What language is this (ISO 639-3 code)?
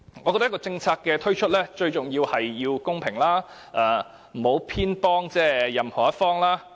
yue